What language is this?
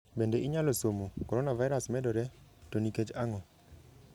Luo (Kenya and Tanzania)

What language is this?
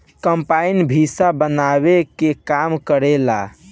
Bhojpuri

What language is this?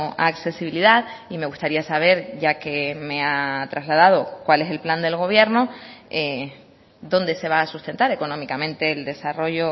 Spanish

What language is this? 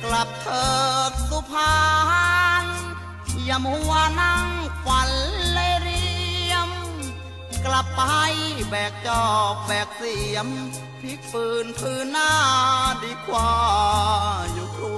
Thai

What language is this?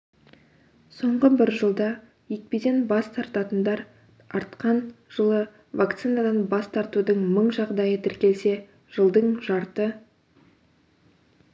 Kazakh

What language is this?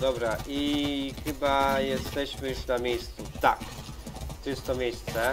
Polish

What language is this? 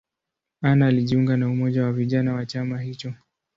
Swahili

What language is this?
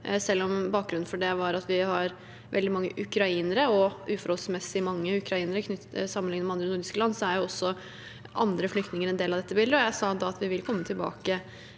Norwegian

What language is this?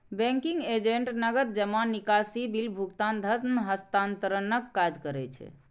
Maithili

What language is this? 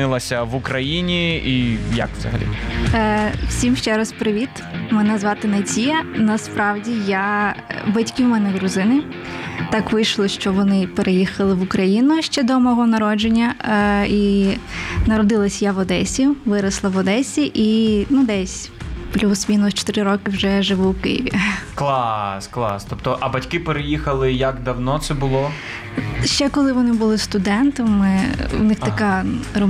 Ukrainian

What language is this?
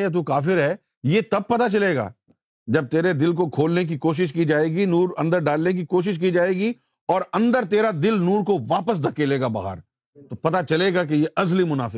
Urdu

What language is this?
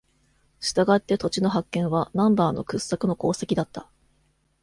Japanese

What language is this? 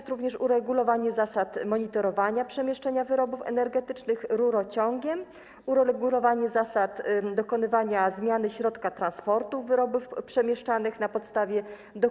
Polish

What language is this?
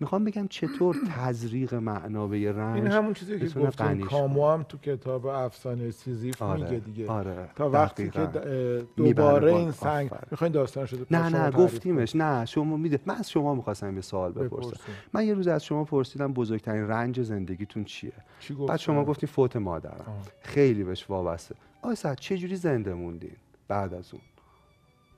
Persian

